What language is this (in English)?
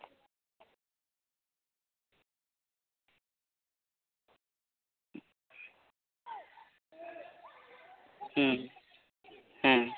Santali